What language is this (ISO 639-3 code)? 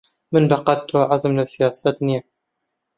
ckb